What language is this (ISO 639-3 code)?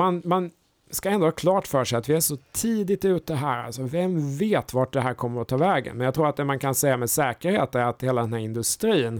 swe